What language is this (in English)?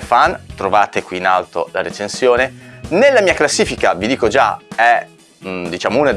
Italian